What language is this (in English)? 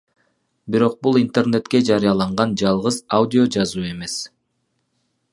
Kyrgyz